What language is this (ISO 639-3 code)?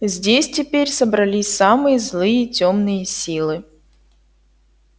rus